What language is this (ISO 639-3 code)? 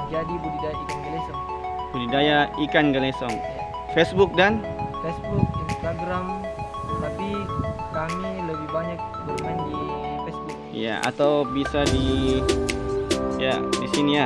ind